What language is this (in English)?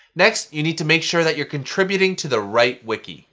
English